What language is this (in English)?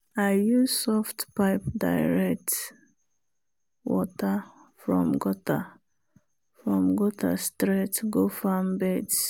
Nigerian Pidgin